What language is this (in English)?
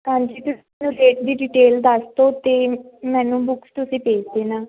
Punjabi